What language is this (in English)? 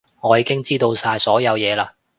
Cantonese